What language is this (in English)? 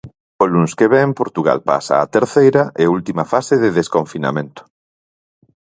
Galician